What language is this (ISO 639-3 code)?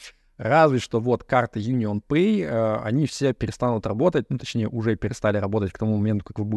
rus